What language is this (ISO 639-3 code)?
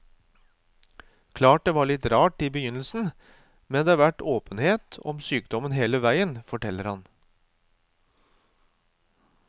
nor